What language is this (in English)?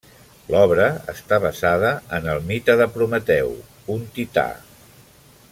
Catalan